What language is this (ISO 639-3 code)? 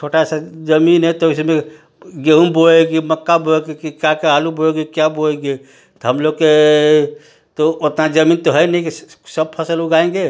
hin